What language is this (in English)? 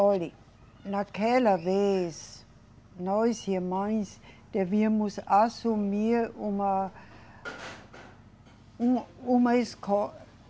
Portuguese